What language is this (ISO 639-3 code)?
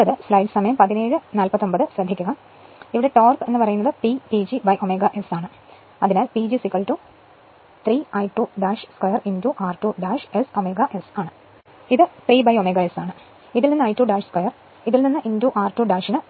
mal